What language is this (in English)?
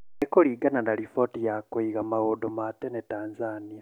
Kikuyu